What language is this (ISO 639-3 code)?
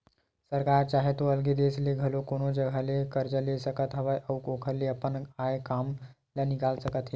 hne